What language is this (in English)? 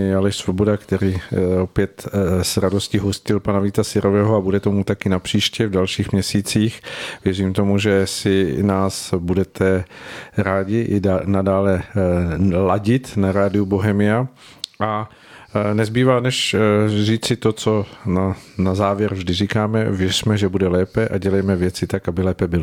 Czech